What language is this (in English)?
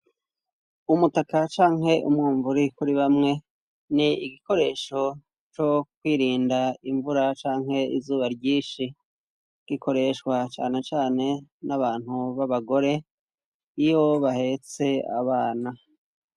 Rundi